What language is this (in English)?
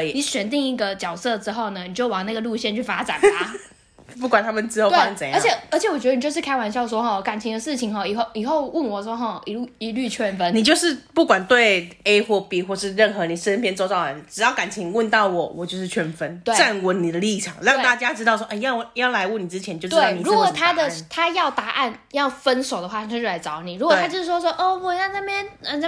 Chinese